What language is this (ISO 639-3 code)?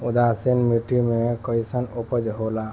bho